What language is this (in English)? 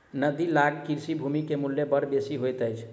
Maithili